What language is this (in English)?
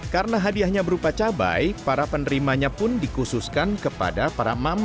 Indonesian